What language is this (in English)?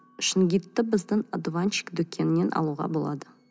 Kazakh